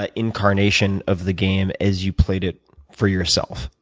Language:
English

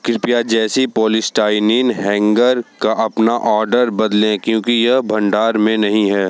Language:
Hindi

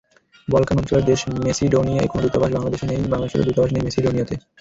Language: Bangla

